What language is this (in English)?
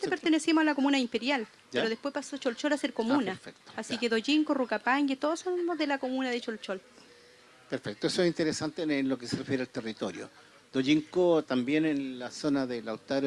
Spanish